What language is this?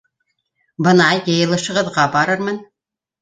Bashkir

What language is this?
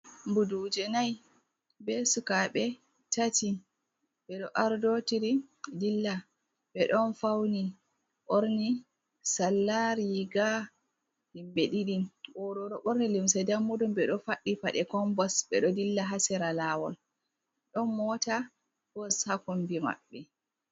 Fula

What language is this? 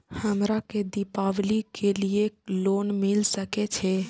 Maithili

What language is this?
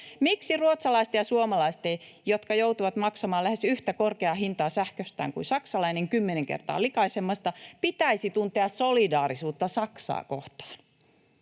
Finnish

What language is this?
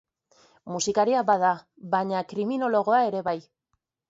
Basque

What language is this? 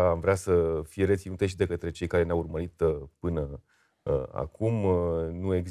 Romanian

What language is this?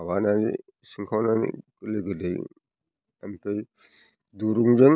Bodo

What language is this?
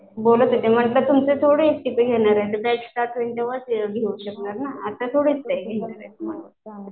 Marathi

